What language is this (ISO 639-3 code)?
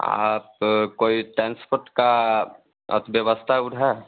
hin